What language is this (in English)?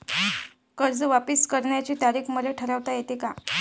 Marathi